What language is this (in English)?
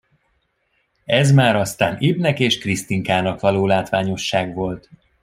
Hungarian